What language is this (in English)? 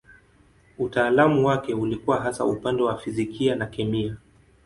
Swahili